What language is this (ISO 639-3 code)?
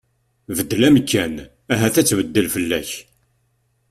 kab